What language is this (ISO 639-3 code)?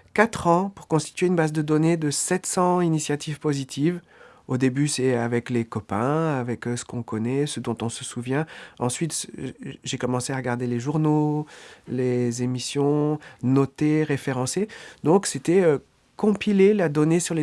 fra